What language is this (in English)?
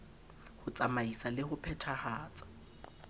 Southern Sotho